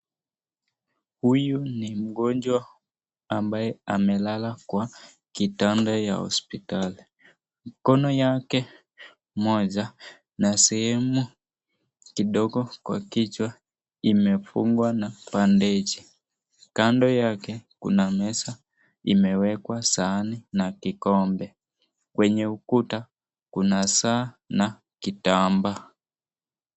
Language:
Swahili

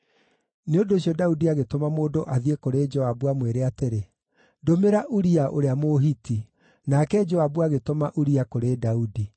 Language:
Kikuyu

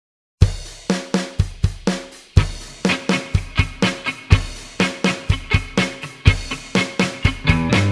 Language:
Spanish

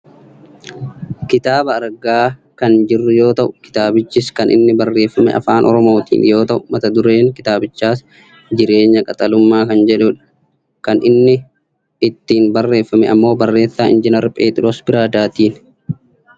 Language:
Oromo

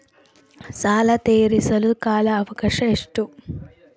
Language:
Kannada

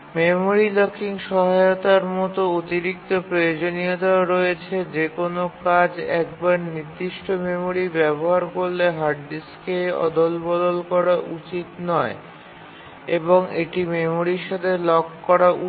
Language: Bangla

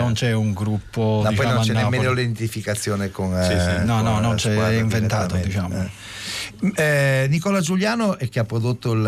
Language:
Italian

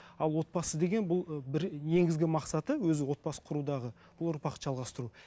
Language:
Kazakh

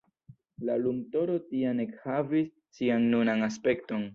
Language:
Esperanto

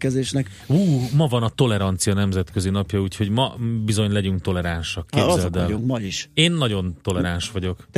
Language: Hungarian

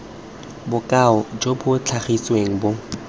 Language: Tswana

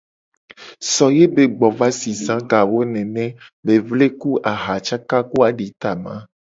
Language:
Gen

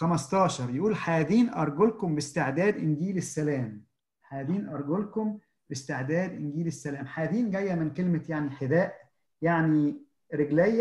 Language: Arabic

